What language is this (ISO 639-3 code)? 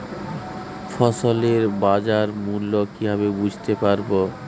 ben